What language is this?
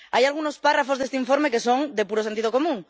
Spanish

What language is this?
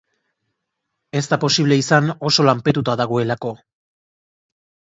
Basque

